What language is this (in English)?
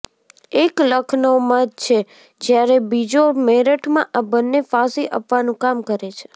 Gujarati